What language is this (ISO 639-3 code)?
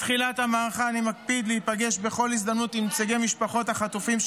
heb